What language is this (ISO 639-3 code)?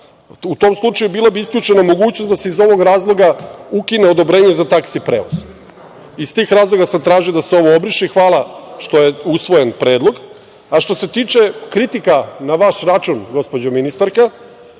srp